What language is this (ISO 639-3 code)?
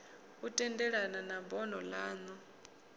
ven